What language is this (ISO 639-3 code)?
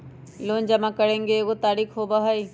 mag